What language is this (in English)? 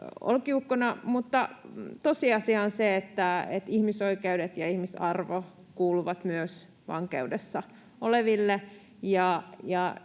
Finnish